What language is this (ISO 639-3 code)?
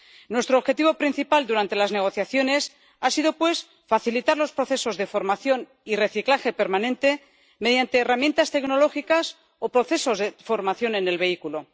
spa